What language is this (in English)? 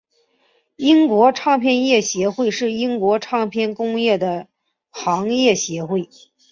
Chinese